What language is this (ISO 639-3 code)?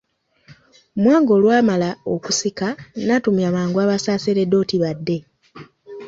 lug